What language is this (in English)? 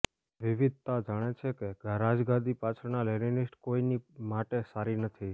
Gujarati